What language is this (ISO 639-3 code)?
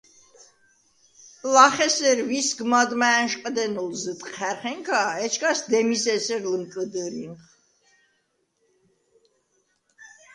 sva